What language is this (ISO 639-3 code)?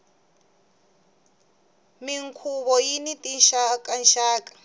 tso